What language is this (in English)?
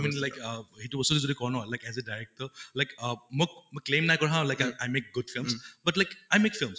Assamese